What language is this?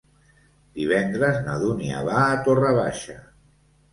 Catalan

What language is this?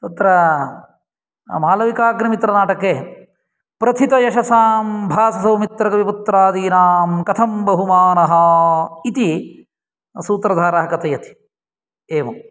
Sanskrit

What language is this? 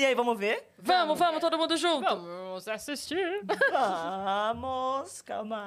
Portuguese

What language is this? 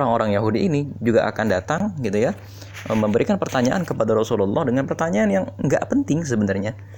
Indonesian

